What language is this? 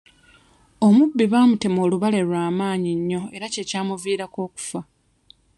Ganda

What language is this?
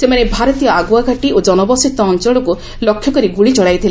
Odia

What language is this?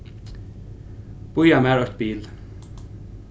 Faroese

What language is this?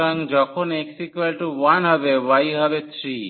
Bangla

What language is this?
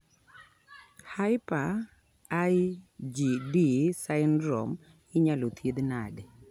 Luo (Kenya and Tanzania)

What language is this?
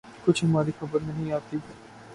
Urdu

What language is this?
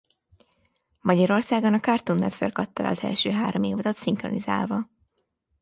Hungarian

